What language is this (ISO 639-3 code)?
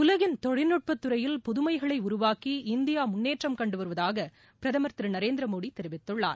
tam